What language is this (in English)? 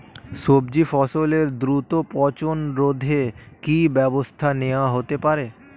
Bangla